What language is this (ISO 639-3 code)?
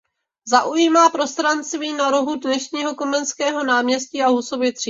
ces